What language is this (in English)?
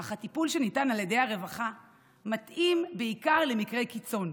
Hebrew